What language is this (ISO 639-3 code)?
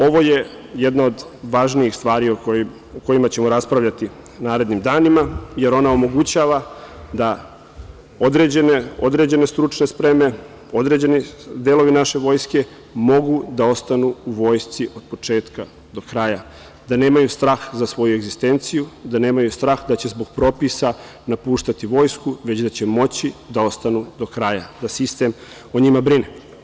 srp